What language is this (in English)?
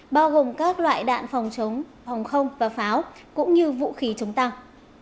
Vietnamese